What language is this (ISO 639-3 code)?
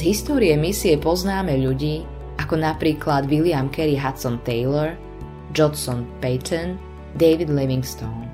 slk